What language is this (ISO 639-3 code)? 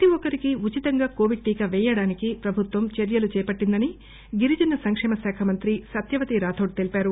tel